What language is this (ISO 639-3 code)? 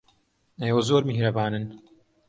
ckb